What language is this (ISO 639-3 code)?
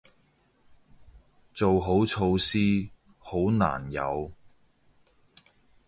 yue